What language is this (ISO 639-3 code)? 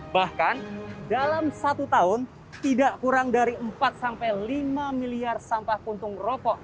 ind